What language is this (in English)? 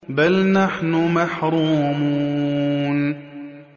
Arabic